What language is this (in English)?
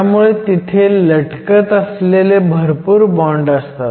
Marathi